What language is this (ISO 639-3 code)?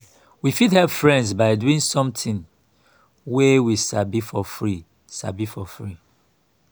pcm